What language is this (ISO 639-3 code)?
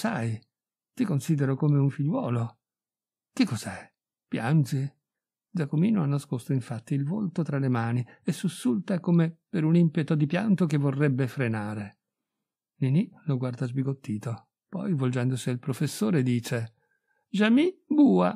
ita